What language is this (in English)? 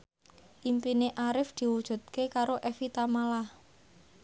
Javanese